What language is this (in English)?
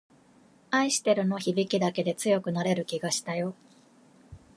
Japanese